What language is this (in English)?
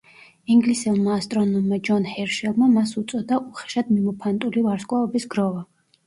Georgian